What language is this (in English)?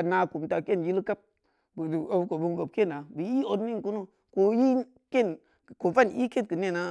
Samba Leko